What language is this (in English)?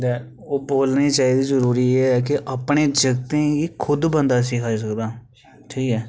Dogri